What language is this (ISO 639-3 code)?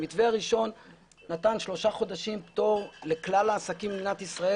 heb